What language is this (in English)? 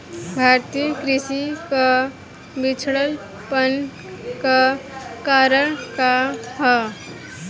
Bhojpuri